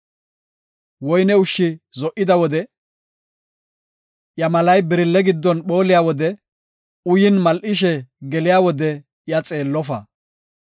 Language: Gofa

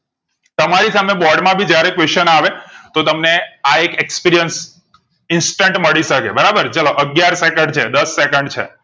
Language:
Gujarati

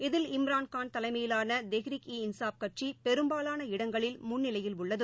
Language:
Tamil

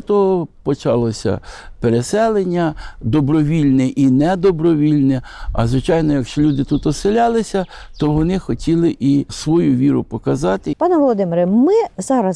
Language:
Ukrainian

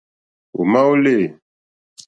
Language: Mokpwe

